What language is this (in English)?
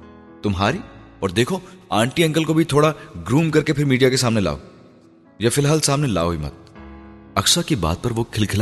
Urdu